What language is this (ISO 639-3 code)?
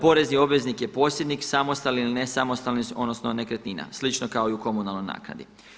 hrv